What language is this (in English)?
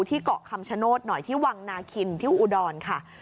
Thai